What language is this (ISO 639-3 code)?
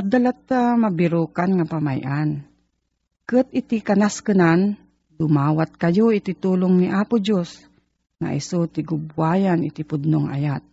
fil